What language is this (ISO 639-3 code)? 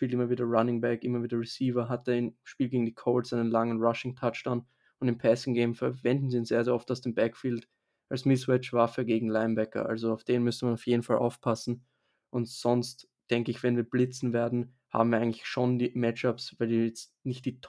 deu